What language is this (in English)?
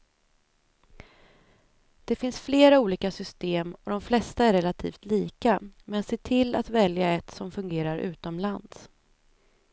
Swedish